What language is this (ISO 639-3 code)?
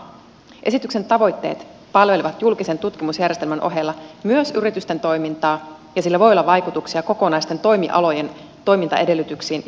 fin